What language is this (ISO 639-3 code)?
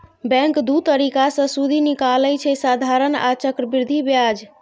mai